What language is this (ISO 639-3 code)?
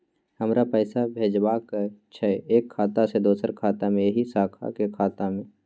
mai